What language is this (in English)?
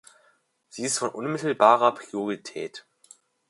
German